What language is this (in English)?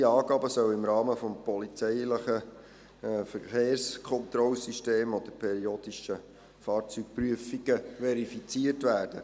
Swiss German